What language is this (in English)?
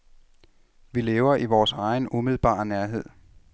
Danish